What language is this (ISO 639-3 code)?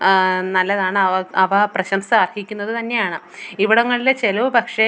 mal